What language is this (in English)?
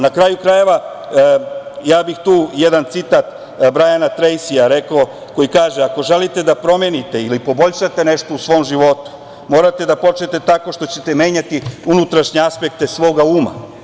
Serbian